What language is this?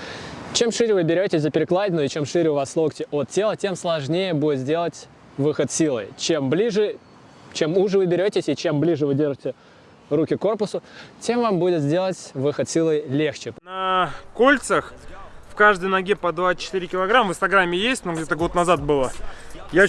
Russian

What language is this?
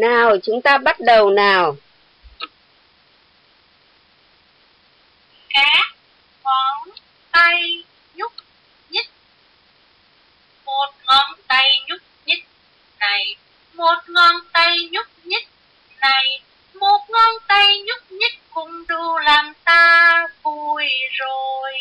Vietnamese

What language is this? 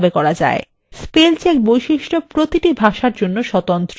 Bangla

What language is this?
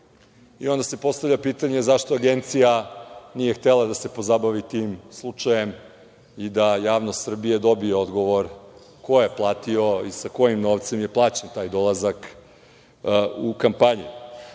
Serbian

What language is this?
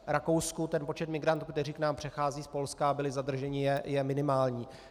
Czech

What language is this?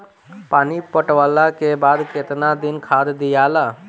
Bhojpuri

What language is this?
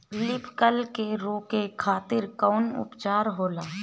Bhojpuri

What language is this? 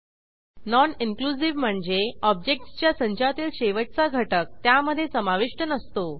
Marathi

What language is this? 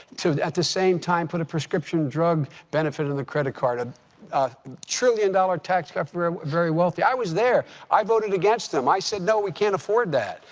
English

